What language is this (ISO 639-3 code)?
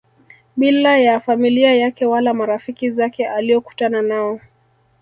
swa